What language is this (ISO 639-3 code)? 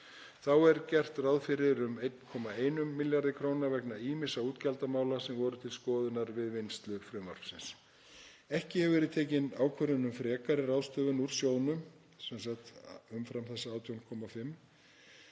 isl